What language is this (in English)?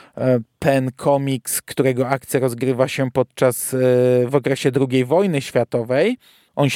Polish